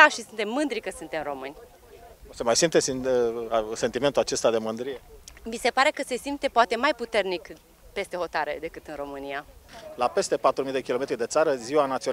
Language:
Romanian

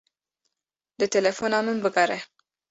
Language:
Kurdish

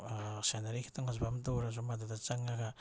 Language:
Manipuri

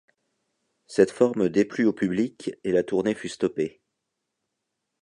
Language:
French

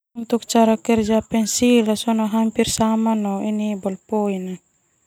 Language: Termanu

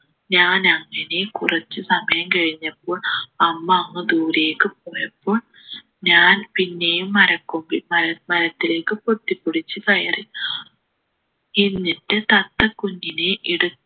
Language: Malayalam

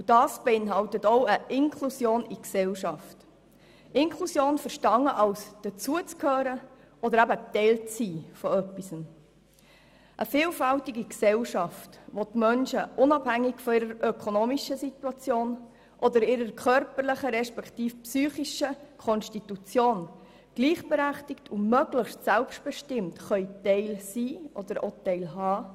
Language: Swiss German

